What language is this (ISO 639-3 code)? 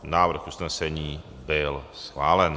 ces